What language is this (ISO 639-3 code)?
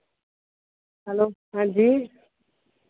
doi